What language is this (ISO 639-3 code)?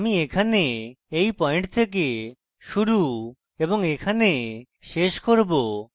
ben